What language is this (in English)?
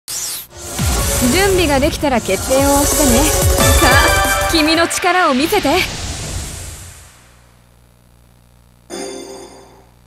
Japanese